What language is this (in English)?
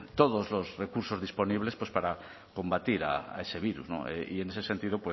Spanish